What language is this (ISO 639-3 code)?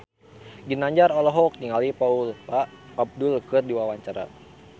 sun